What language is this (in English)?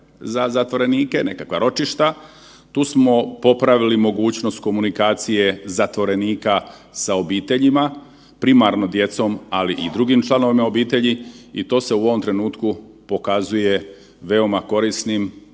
Croatian